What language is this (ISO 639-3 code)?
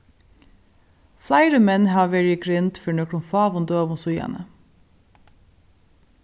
fao